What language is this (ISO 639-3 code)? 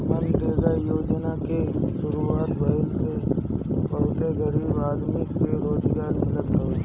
bho